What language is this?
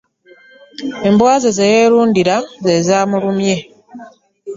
Ganda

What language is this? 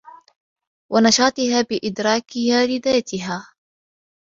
Arabic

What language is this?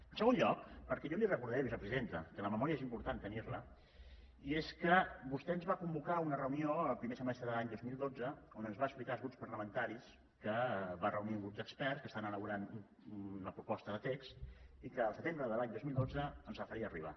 Catalan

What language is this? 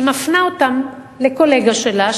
Hebrew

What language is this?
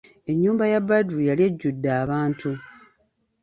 Ganda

